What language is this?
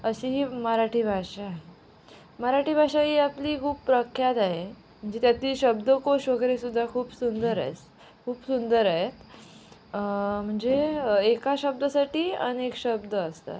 Marathi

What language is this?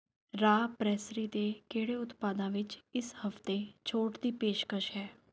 Punjabi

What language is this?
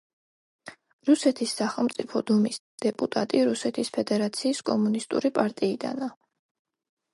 Georgian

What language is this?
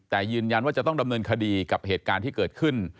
Thai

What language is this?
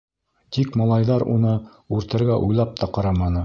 Bashkir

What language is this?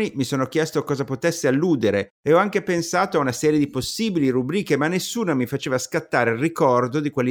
Italian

